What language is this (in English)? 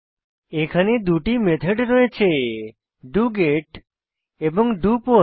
Bangla